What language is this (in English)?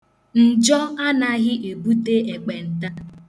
Igbo